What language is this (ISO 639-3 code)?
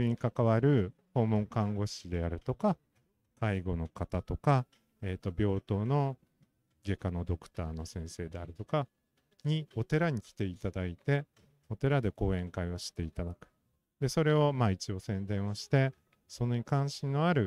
jpn